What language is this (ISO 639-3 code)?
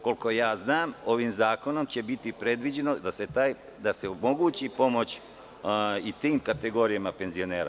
srp